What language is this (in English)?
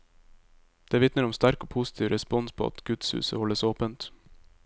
Norwegian